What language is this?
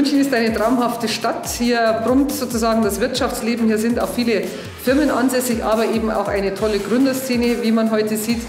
German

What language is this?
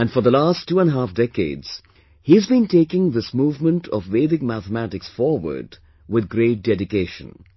English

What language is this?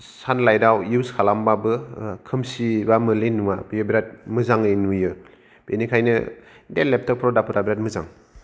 Bodo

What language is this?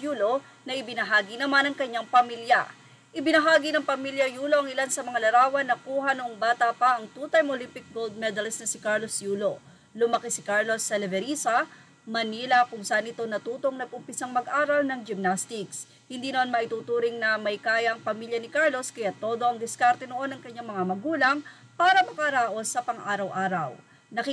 Filipino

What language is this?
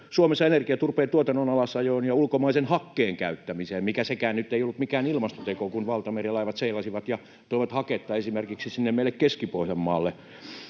Finnish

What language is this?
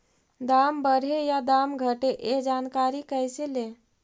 Magahi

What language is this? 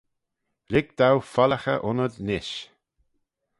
Manx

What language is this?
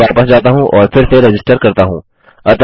Hindi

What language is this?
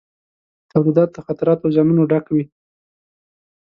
Pashto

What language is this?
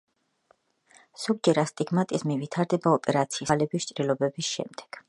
Georgian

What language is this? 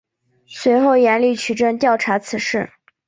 Chinese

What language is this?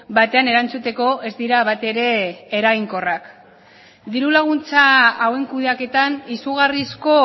Basque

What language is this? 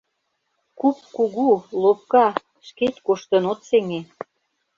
Mari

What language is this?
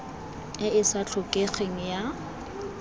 Tswana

